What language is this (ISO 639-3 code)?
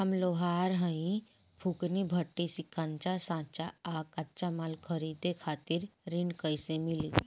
bho